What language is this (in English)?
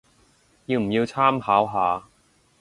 Cantonese